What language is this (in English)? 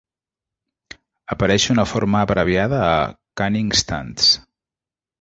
Catalan